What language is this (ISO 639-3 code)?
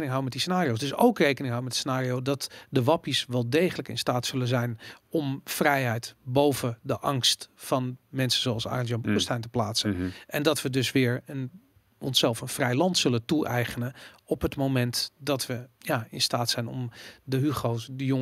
nld